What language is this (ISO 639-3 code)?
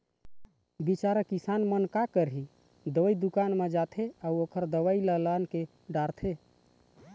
hne